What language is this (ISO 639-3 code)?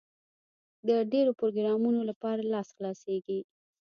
pus